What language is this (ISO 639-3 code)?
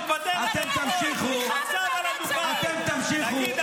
heb